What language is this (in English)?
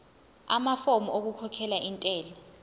Zulu